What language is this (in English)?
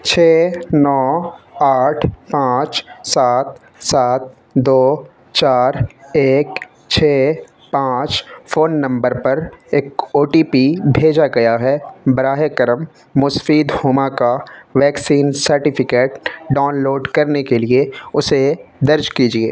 Urdu